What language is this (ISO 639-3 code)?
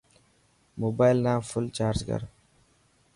mki